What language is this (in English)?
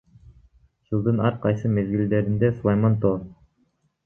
Kyrgyz